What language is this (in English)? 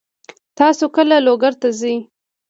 Pashto